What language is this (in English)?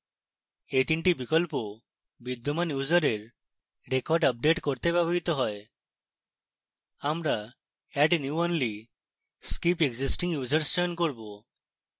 Bangla